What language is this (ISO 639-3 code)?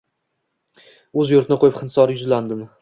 uzb